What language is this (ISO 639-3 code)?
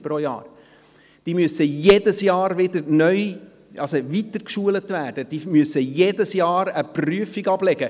gsw